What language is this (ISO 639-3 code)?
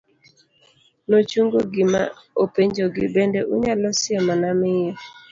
luo